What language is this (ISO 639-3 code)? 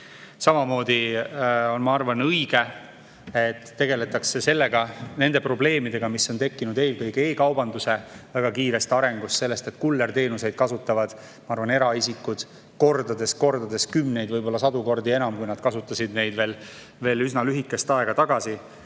est